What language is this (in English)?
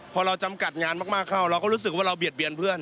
Thai